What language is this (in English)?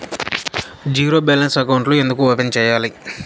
Telugu